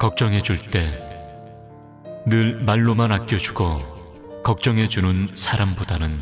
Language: Korean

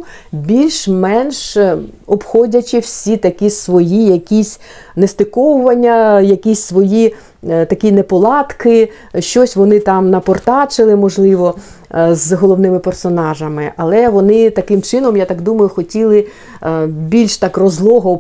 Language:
Ukrainian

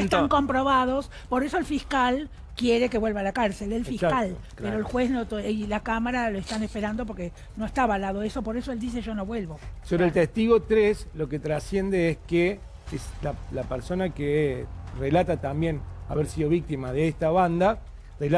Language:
Spanish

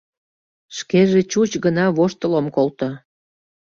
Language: Mari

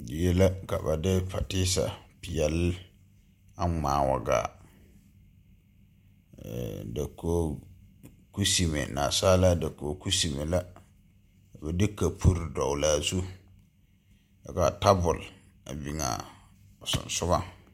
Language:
Southern Dagaare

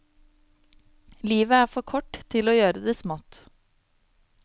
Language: Norwegian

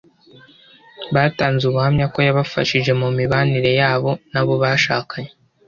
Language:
Kinyarwanda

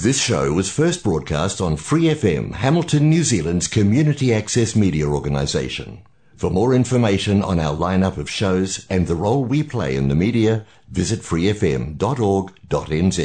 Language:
Filipino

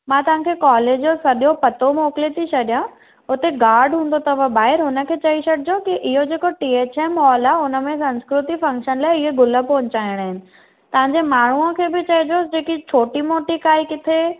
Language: Sindhi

